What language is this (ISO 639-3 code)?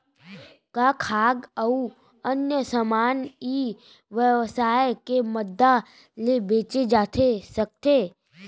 hne